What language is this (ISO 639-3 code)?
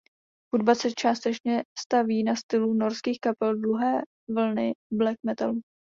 ces